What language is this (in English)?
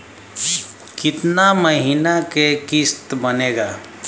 Bhojpuri